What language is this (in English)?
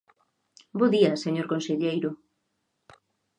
Galician